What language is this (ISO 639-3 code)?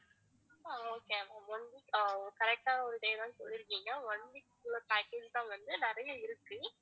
tam